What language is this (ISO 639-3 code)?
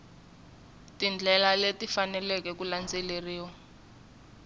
tso